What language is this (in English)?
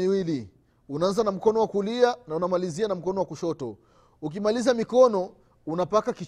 Swahili